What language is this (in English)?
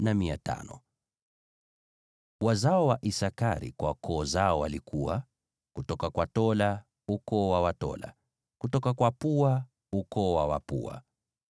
Swahili